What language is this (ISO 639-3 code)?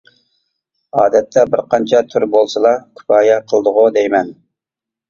uig